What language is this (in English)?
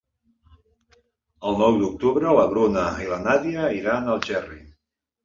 Catalan